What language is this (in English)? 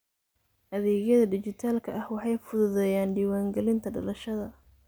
Somali